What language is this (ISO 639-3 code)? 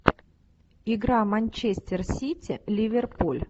rus